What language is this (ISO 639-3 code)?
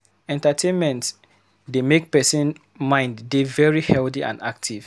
pcm